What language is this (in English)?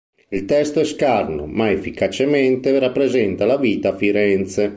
Italian